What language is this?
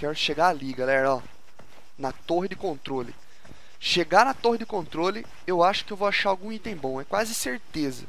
Portuguese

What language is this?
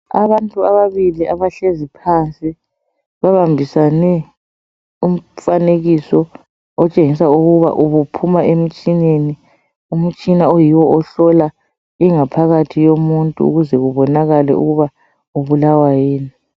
North Ndebele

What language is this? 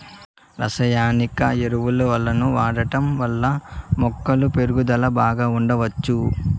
Telugu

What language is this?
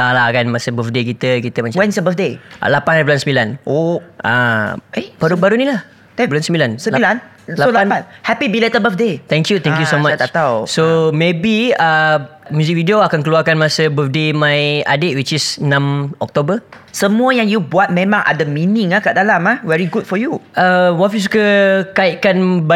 Malay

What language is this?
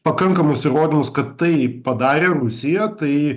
Lithuanian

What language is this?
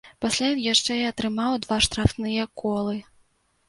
Belarusian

